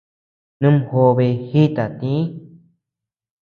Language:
Tepeuxila Cuicatec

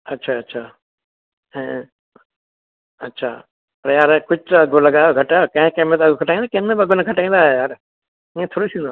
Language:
Sindhi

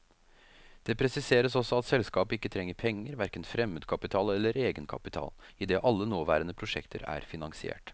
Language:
Norwegian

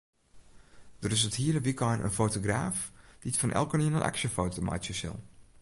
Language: Western Frisian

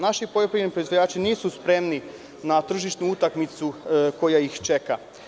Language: Serbian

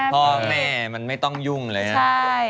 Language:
Thai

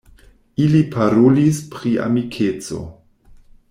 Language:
Esperanto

